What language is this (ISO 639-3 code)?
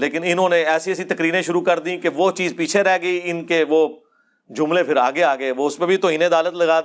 urd